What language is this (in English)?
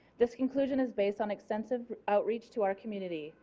English